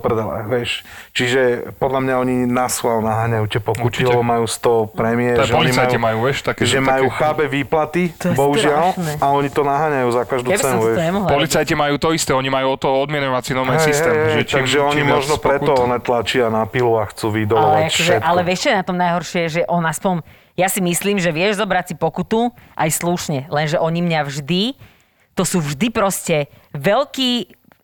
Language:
Slovak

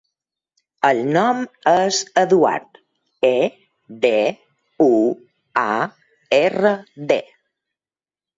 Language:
Catalan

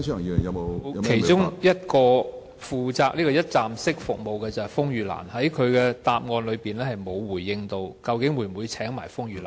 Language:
Cantonese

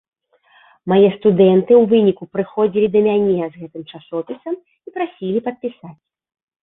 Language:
Belarusian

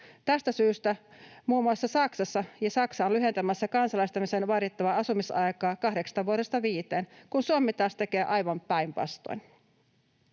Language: Finnish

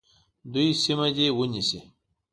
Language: Pashto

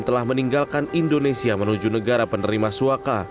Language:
Indonesian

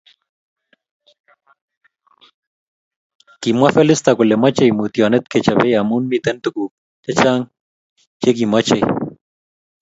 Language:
Kalenjin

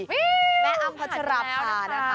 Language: Thai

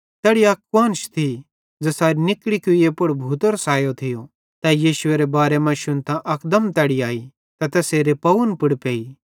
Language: Bhadrawahi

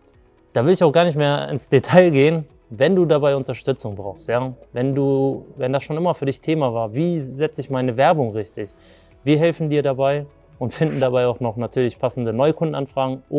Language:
German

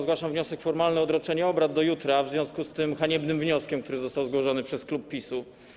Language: Polish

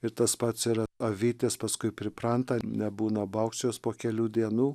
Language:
Lithuanian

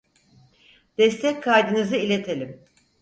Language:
Turkish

